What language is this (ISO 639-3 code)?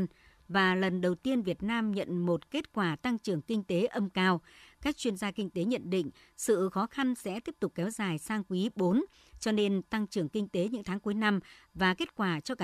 vie